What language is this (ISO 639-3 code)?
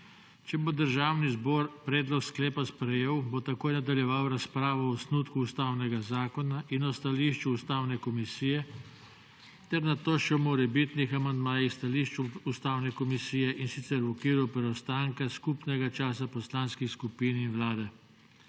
slv